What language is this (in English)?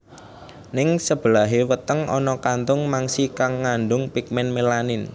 Javanese